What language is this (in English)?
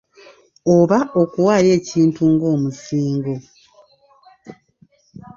Ganda